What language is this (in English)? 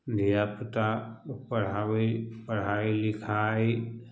Maithili